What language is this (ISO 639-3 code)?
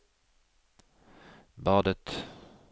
nor